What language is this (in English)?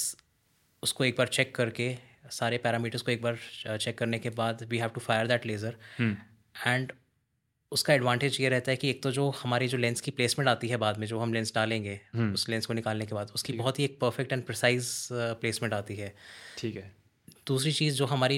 Hindi